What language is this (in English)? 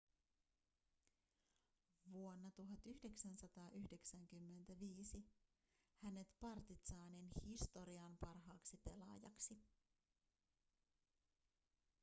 Finnish